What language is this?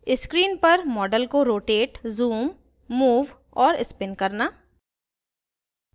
Hindi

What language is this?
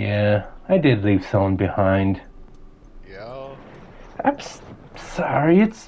English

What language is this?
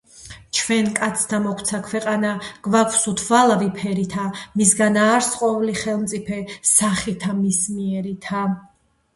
Georgian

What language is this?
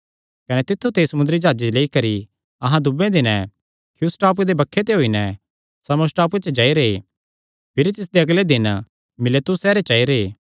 Kangri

